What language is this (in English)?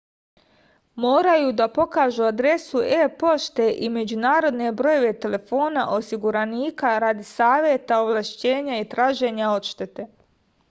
Serbian